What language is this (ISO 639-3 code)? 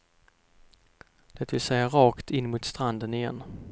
swe